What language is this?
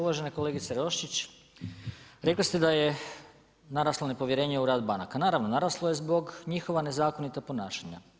Croatian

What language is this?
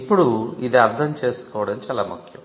Telugu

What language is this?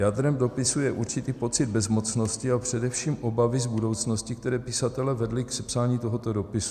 Czech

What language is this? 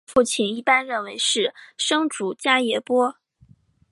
Chinese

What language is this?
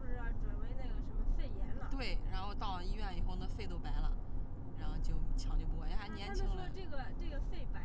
Chinese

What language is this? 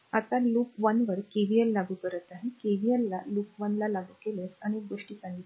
Marathi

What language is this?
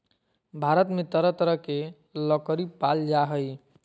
Magahi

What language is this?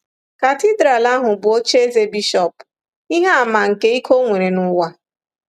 Igbo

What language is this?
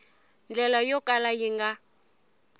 Tsonga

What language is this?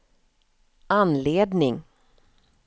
Swedish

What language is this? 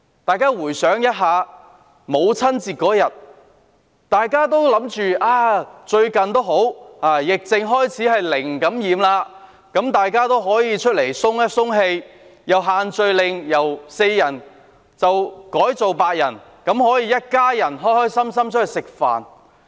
Cantonese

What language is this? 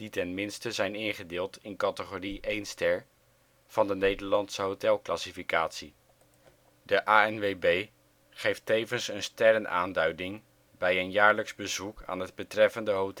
Dutch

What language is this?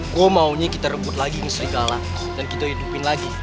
Indonesian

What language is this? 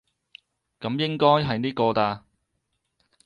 Cantonese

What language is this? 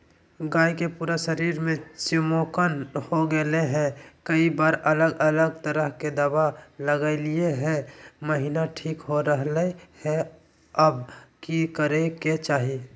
Magahi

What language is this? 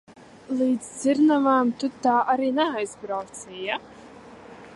Latvian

